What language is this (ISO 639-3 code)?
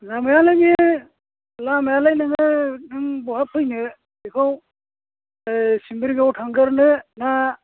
brx